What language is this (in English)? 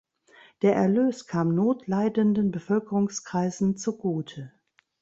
German